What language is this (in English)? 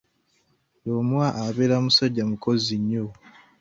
Ganda